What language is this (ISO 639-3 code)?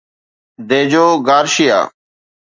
snd